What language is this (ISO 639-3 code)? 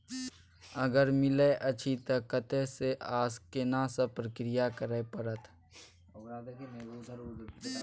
mai